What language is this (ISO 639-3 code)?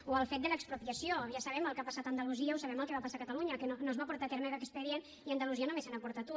cat